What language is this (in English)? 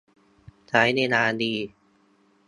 Thai